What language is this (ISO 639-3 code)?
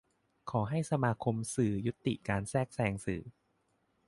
tha